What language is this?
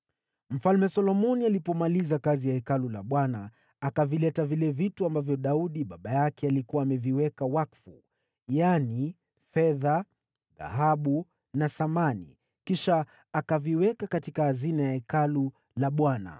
Swahili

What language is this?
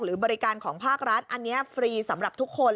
Thai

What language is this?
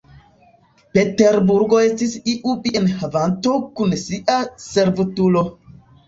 Esperanto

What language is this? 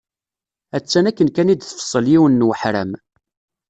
Kabyle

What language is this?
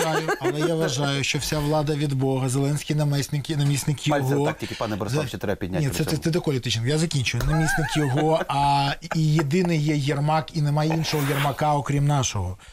Ukrainian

